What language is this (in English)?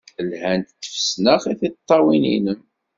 Kabyle